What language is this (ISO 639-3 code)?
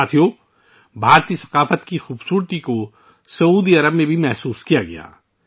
urd